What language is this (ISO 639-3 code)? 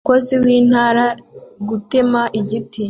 kin